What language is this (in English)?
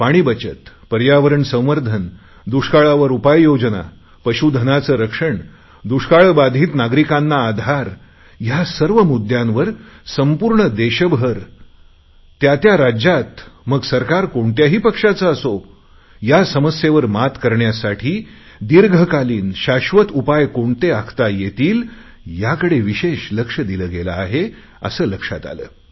Marathi